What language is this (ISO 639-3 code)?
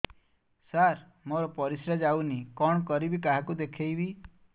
ori